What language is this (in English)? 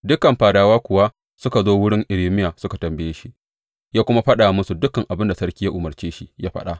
Hausa